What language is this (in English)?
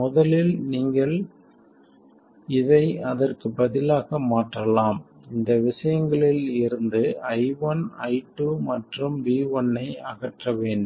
Tamil